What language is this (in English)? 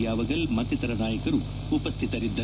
Kannada